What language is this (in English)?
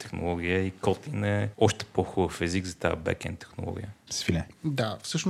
Bulgarian